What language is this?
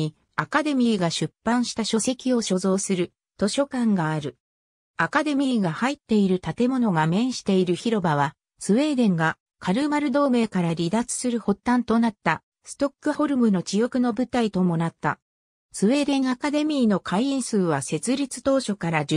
Japanese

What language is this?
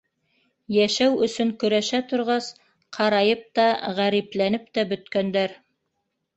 Bashkir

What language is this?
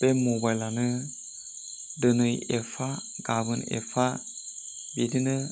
Bodo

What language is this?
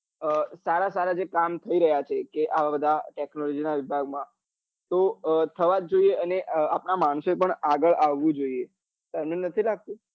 Gujarati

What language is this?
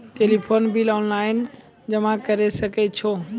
Maithili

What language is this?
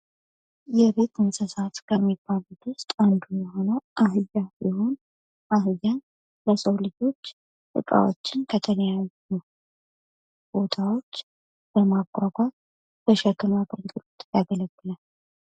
Amharic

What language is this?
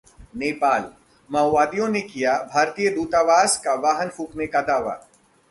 Hindi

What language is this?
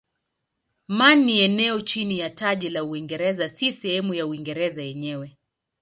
Swahili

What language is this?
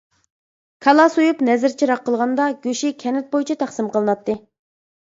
Uyghur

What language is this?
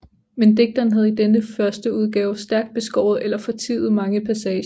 Danish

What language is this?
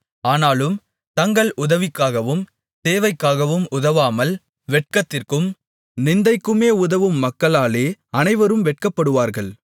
Tamil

